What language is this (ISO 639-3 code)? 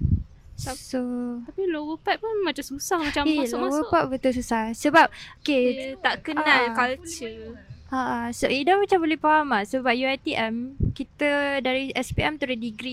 msa